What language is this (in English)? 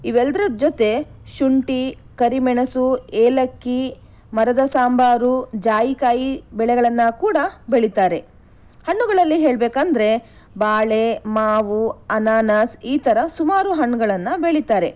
Kannada